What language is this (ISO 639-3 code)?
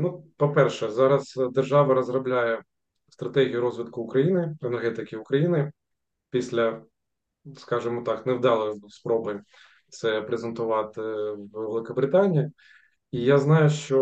ukr